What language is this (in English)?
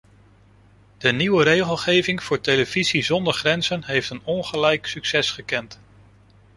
Dutch